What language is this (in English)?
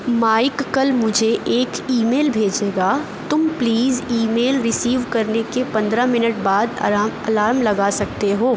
Urdu